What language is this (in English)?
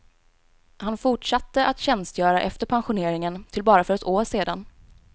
Swedish